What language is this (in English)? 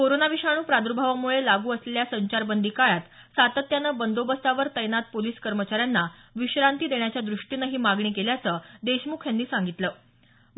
Marathi